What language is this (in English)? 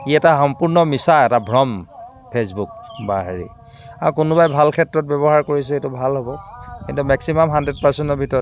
Assamese